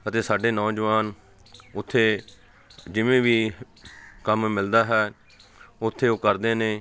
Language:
Punjabi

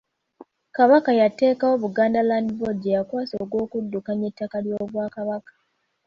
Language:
Ganda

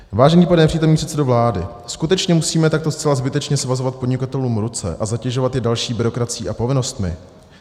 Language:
Czech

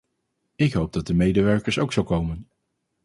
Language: Dutch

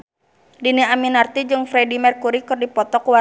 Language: Sundanese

